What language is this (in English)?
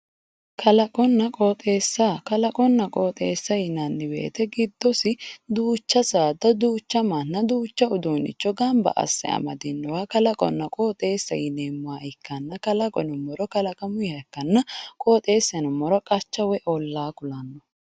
Sidamo